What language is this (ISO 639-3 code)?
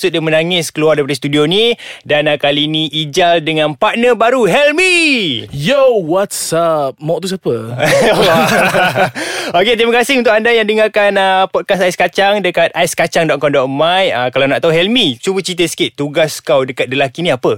msa